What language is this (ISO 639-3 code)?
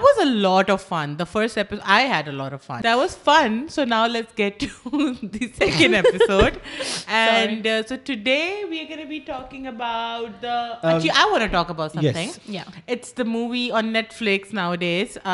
urd